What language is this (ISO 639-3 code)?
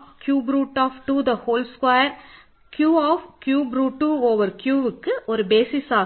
tam